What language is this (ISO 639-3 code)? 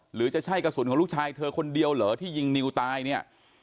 tha